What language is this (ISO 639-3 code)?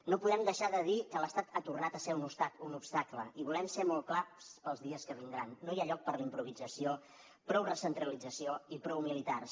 cat